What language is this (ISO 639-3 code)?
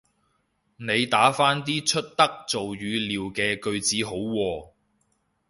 yue